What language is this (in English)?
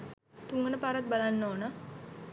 Sinhala